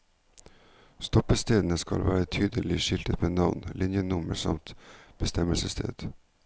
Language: Norwegian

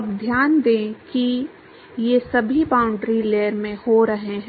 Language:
Hindi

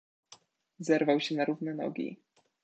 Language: Polish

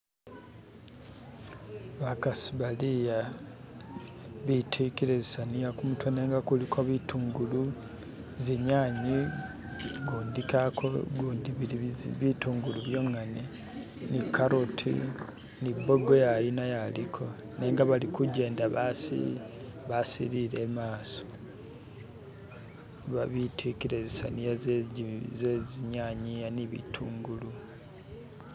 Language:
Masaaba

